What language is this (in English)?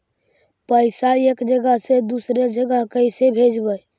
Magahi